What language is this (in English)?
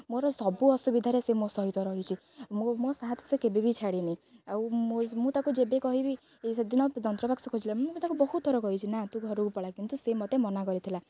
Odia